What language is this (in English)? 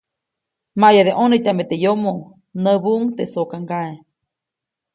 Copainalá Zoque